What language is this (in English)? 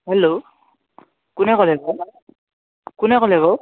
Assamese